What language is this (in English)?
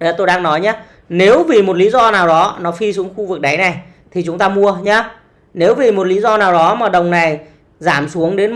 Vietnamese